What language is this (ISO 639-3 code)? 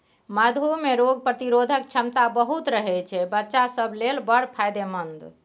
mai